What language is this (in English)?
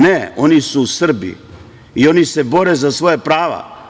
Serbian